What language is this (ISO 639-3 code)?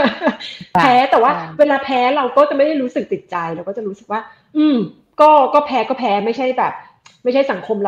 tha